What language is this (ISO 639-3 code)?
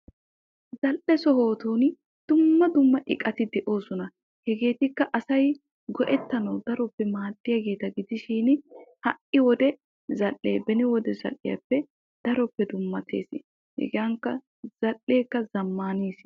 wal